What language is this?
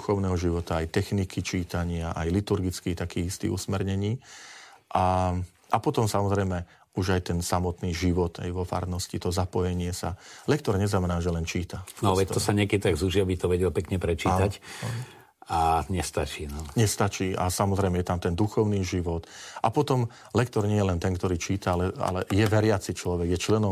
Slovak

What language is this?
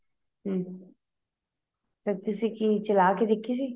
Punjabi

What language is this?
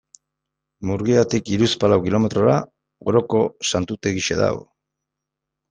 Basque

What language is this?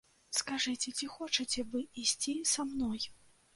Belarusian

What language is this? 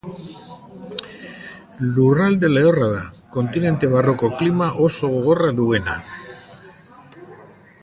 Basque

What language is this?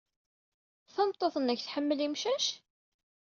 Kabyle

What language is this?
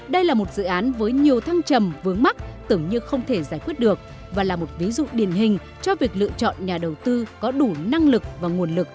Vietnamese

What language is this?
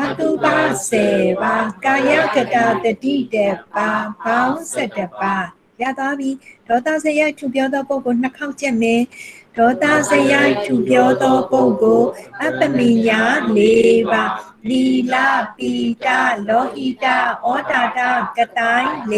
Korean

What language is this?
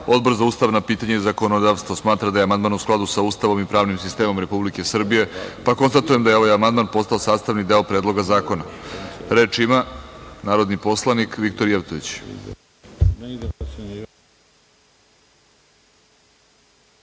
Serbian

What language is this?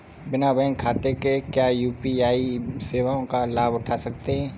Hindi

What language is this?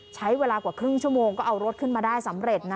Thai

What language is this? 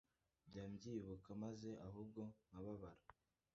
Kinyarwanda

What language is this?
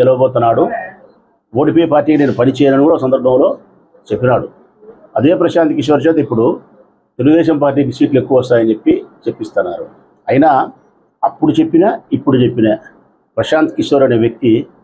Telugu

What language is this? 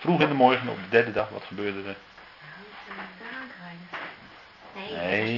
Dutch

